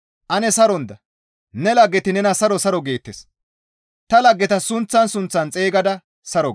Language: Gamo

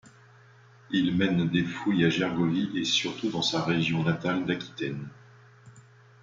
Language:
French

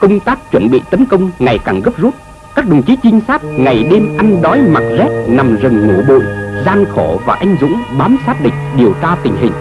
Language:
Vietnamese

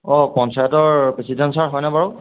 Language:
Assamese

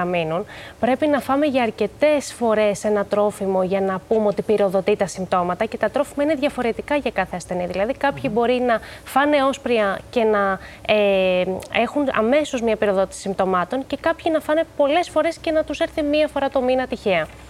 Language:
Greek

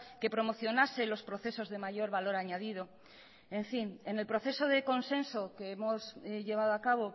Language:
Spanish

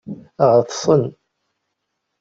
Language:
Kabyle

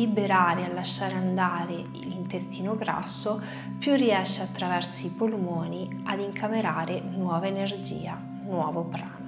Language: Italian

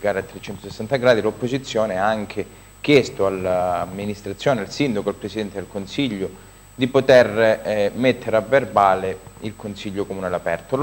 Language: Italian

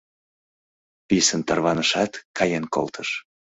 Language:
Mari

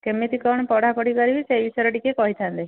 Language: Odia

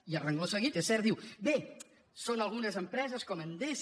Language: Catalan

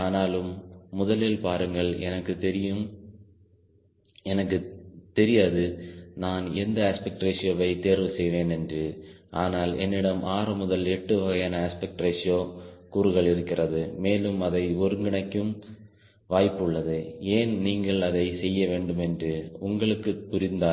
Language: Tamil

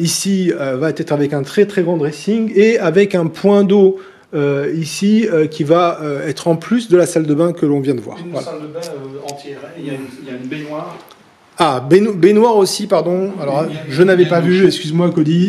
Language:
French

